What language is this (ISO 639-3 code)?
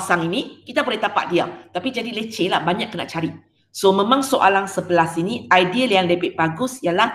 msa